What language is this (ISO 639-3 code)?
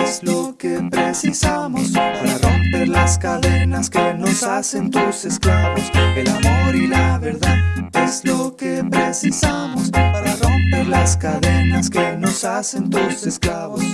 spa